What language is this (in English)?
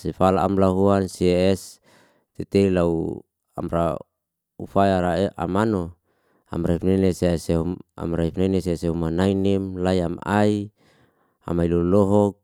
Liana-Seti